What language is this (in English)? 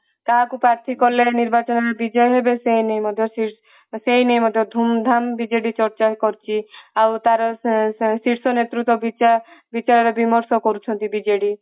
Odia